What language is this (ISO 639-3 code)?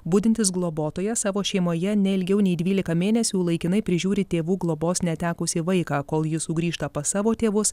lit